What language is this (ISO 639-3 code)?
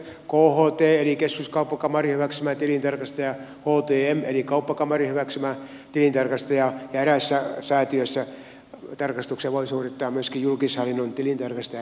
fin